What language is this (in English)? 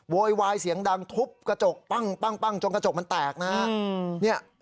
Thai